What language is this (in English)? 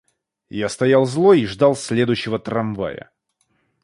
Russian